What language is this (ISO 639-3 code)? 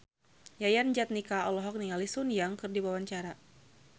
sun